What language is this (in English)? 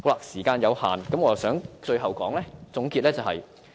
Cantonese